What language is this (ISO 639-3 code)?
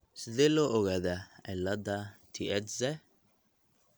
som